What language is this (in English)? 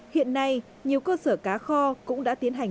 Vietnamese